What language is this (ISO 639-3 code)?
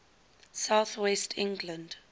eng